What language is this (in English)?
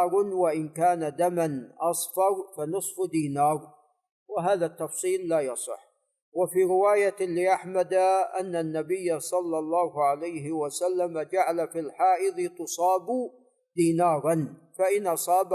Arabic